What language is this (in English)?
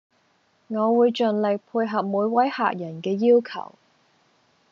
Cantonese